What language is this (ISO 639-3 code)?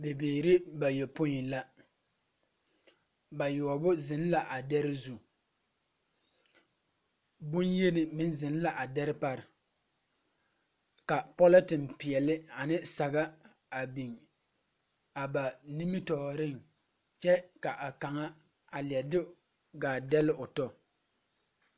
dga